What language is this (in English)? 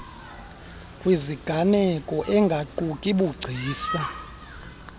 Xhosa